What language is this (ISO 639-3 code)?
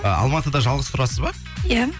kaz